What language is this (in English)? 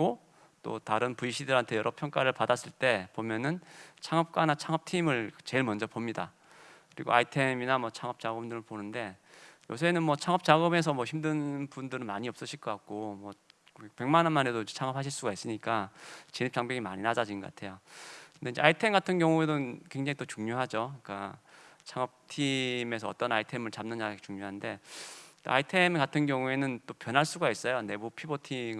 Korean